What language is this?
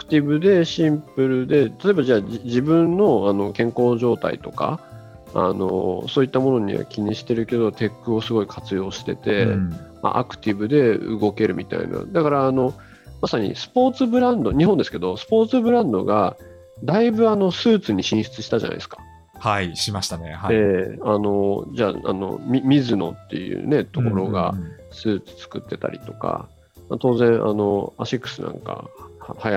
Japanese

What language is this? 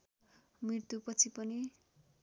Nepali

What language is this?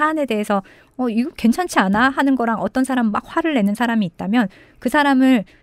Korean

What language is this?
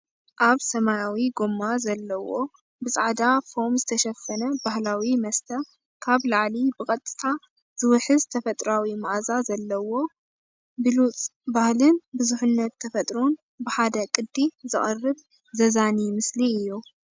Tigrinya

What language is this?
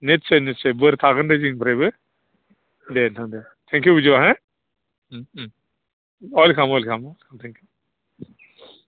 Bodo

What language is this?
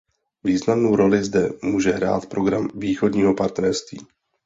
Czech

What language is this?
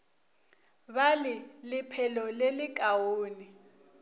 Northern Sotho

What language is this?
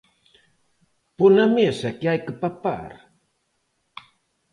Galician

